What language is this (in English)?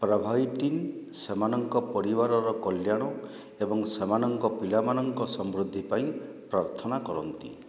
Odia